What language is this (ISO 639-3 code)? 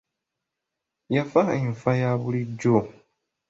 lug